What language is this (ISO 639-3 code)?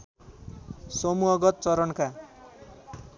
nep